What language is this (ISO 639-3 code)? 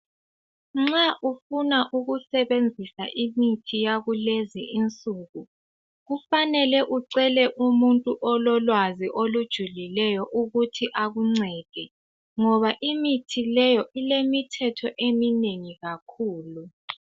nde